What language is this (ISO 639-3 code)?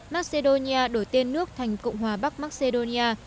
vie